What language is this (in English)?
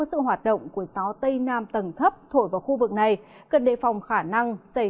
Vietnamese